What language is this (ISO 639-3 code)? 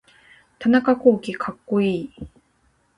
jpn